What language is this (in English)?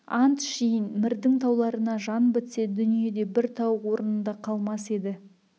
Kazakh